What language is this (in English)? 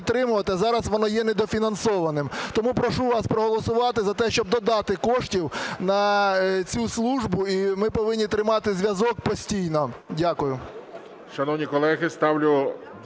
Ukrainian